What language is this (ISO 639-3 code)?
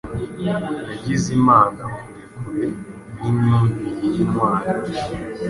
kin